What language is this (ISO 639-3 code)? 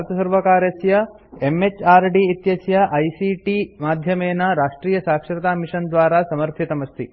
san